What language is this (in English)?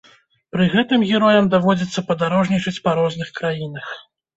Belarusian